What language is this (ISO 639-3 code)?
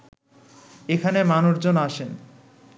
ben